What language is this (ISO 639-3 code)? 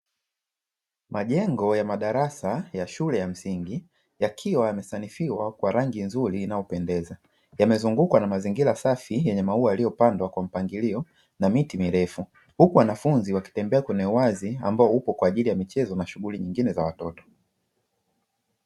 swa